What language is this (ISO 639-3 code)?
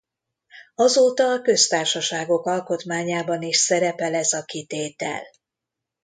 hun